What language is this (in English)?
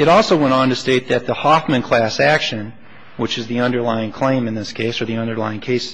English